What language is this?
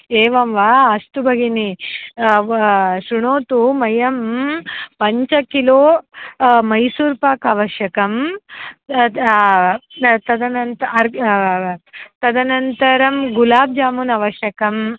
Sanskrit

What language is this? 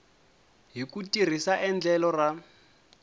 Tsonga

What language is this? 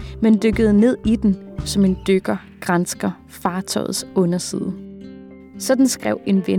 Danish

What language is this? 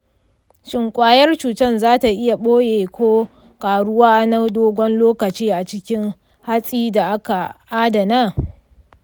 Hausa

